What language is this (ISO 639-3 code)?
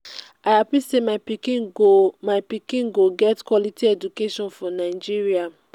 pcm